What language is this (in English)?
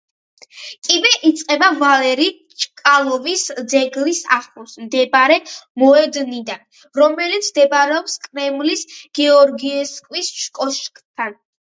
Georgian